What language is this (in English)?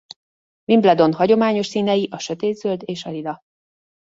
Hungarian